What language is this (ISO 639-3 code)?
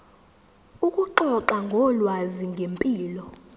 zul